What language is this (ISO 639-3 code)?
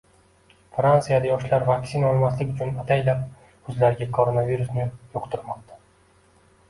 uzb